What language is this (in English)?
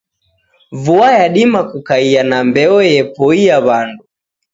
Taita